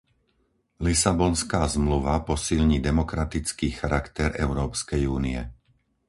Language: Slovak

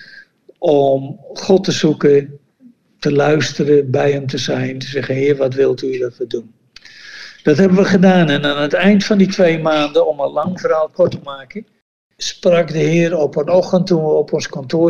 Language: Dutch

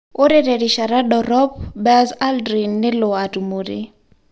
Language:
Masai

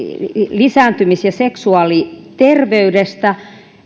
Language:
Finnish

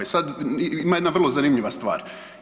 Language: Croatian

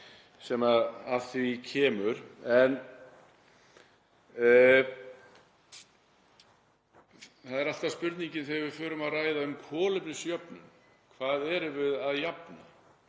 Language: Icelandic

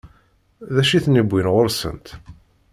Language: Kabyle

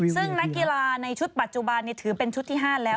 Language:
Thai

